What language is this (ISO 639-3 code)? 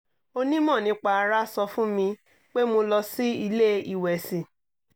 yor